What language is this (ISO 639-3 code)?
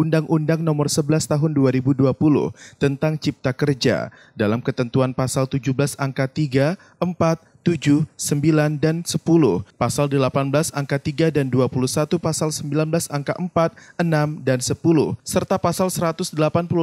ind